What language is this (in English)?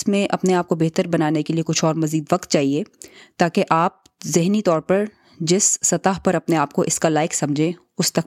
Urdu